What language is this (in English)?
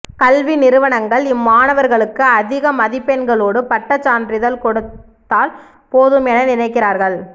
Tamil